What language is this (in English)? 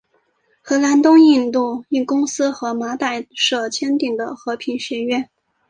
Chinese